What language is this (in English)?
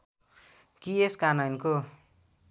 Nepali